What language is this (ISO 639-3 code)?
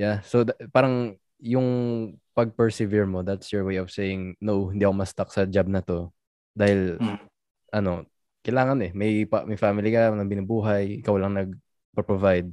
fil